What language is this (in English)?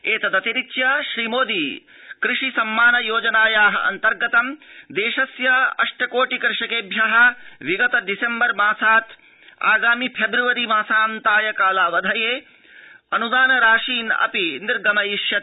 Sanskrit